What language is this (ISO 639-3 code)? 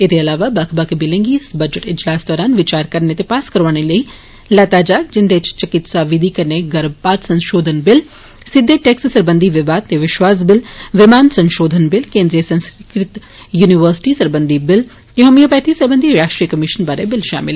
doi